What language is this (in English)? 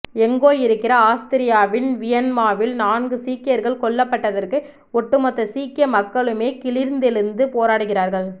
Tamil